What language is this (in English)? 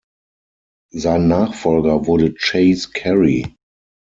German